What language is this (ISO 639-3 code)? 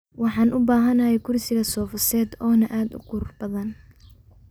som